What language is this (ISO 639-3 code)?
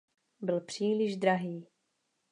ces